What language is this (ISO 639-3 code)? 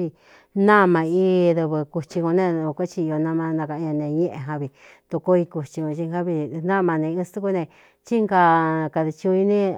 xtu